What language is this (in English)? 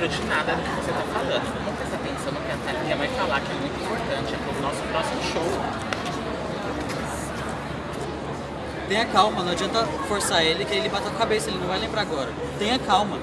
Portuguese